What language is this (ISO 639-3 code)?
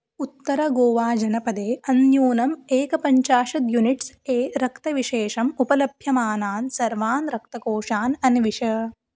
san